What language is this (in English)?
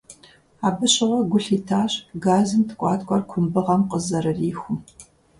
Kabardian